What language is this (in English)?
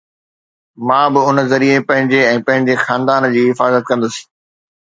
Sindhi